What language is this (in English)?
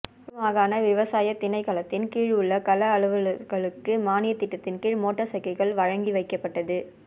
Tamil